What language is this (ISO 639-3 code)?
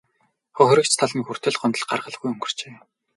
mon